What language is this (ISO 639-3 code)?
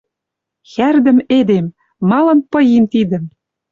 mrj